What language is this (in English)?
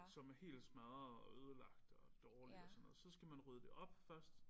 Danish